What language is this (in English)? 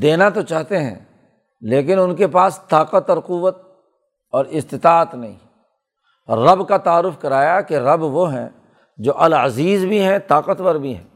Urdu